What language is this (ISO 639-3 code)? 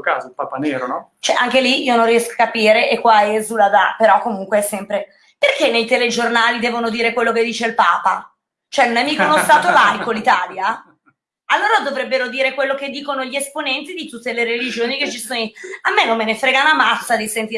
ita